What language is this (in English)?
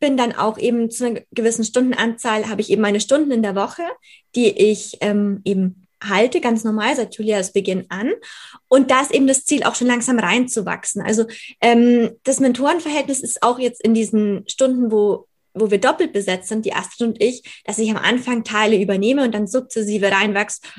German